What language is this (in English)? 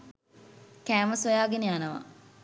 Sinhala